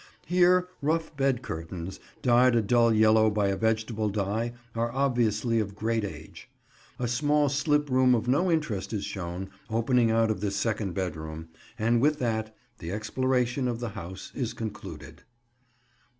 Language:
English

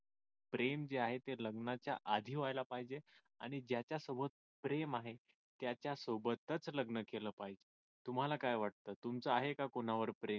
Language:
Marathi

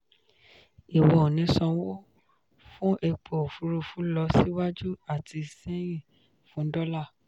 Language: Yoruba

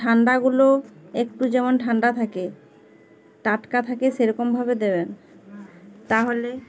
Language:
Bangla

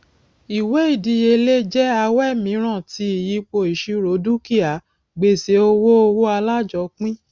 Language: Yoruba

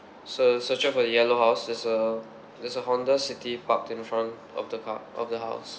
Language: English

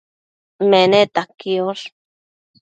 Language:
Matsés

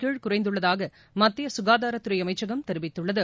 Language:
Tamil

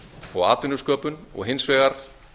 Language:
Icelandic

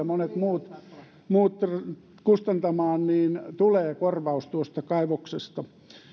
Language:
Finnish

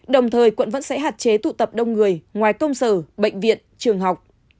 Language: Vietnamese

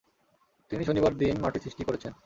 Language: Bangla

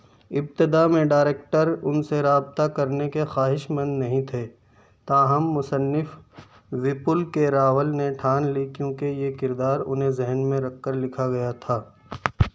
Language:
Urdu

